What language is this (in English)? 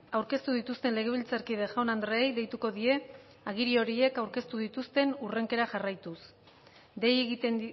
Basque